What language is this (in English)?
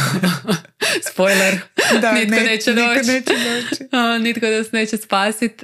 Croatian